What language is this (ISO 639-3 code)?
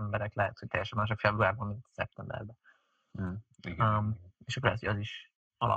hun